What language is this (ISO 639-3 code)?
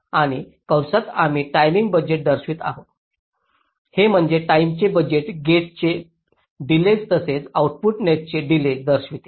mar